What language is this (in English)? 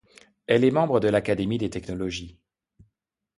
French